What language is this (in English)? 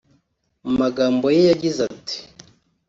Kinyarwanda